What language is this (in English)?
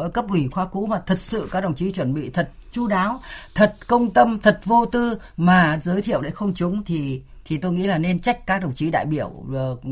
Vietnamese